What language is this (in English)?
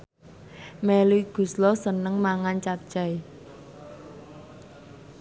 Javanese